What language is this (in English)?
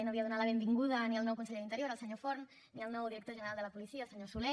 Catalan